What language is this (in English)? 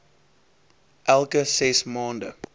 Afrikaans